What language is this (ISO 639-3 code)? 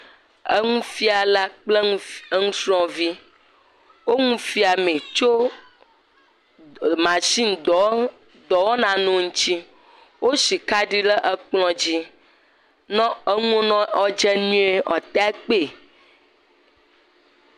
ewe